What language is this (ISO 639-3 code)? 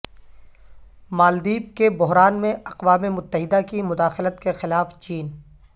urd